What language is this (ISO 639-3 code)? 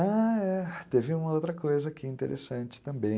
por